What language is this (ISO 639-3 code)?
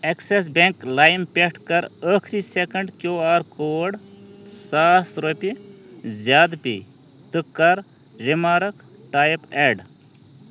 kas